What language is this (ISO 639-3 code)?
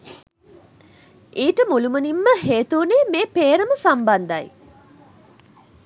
sin